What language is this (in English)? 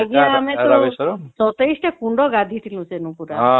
Odia